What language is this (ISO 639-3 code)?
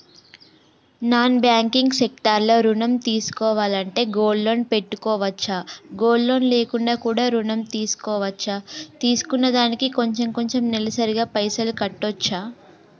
tel